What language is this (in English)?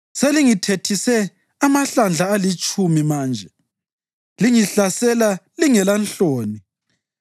North Ndebele